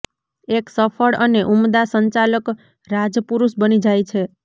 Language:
Gujarati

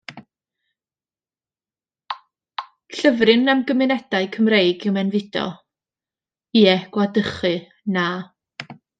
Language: Welsh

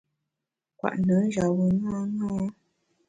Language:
Bamun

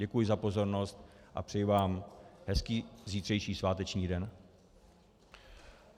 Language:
Czech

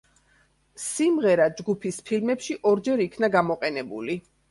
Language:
Georgian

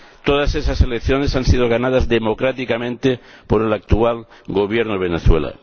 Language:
Spanish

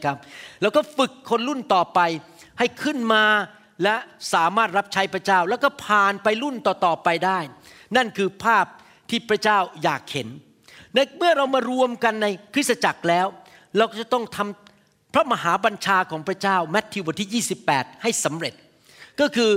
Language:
Thai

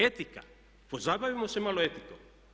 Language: Croatian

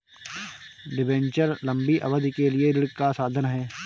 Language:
Hindi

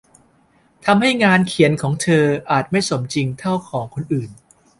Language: Thai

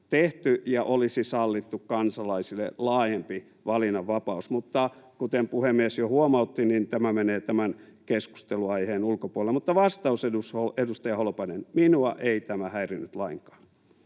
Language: Finnish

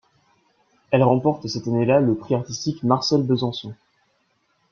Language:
French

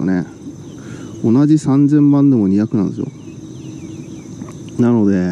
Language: Japanese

